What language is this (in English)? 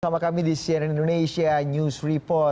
Indonesian